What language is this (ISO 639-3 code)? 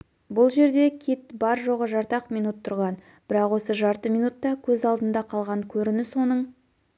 kaz